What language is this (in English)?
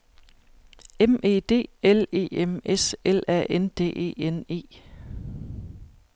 Danish